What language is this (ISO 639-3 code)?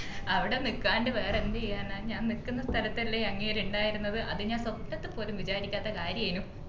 mal